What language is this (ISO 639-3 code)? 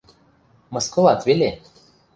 mrj